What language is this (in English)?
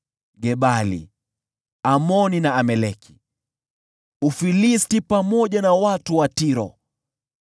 Swahili